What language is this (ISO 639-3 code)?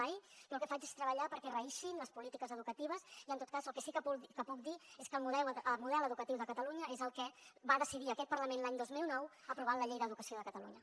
cat